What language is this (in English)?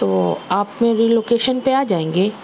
Urdu